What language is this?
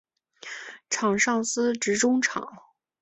Chinese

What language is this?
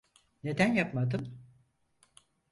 Turkish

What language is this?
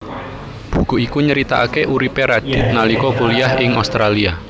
Javanese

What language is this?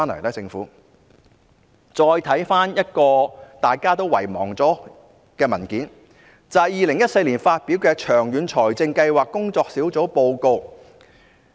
Cantonese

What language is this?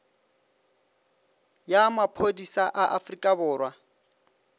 Northern Sotho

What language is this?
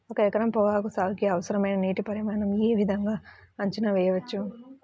Telugu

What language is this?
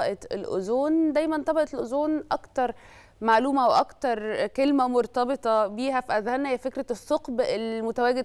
Arabic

